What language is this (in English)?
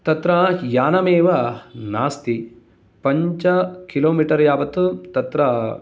Sanskrit